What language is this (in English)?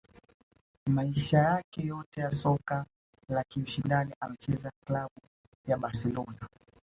Swahili